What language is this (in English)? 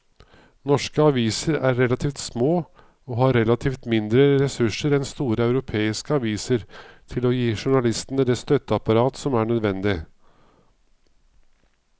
Norwegian